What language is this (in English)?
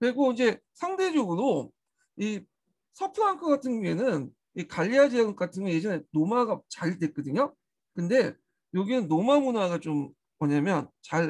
Korean